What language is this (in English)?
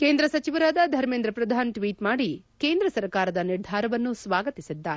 Kannada